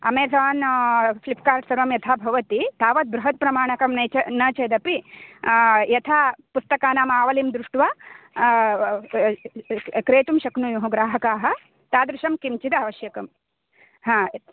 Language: Sanskrit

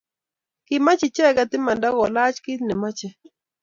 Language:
Kalenjin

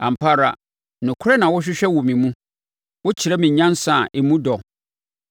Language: Akan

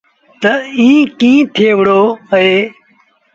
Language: Sindhi Bhil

